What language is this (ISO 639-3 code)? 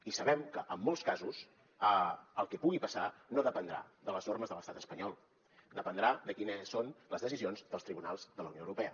cat